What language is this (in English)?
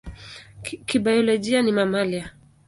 Swahili